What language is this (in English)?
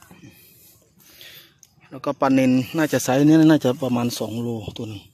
Thai